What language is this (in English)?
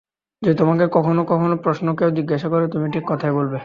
Bangla